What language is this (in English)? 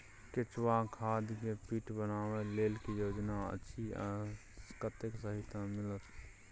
Maithili